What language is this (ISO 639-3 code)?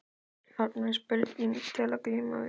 isl